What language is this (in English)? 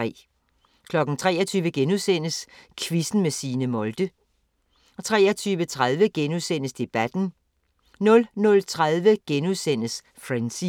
Danish